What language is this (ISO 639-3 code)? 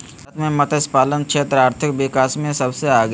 mag